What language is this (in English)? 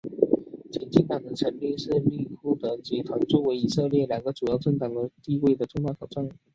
Chinese